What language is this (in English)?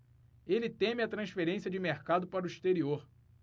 Portuguese